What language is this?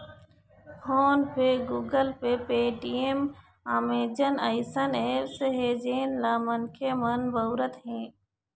Chhattisgarhi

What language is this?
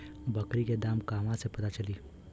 Bhojpuri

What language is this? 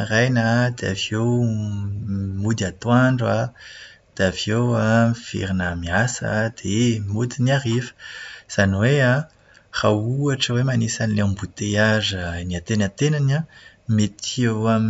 Malagasy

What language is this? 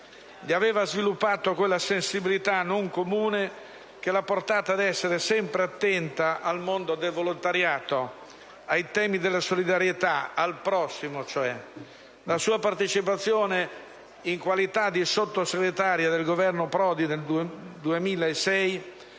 Italian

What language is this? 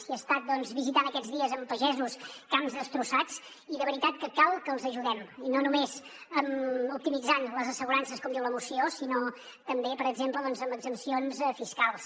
Catalan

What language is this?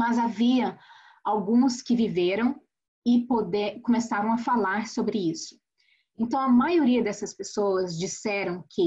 Portuguese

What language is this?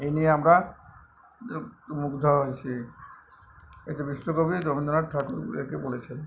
Bangla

